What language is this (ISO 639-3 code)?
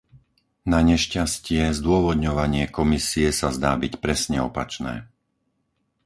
slk